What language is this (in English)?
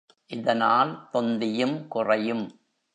Tamil